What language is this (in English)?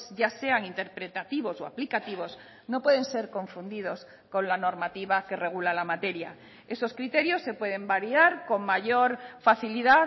Spanish